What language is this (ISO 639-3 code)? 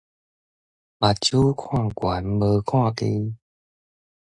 nan